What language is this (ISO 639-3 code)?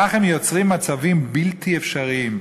heb